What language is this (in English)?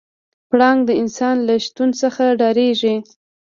Pashto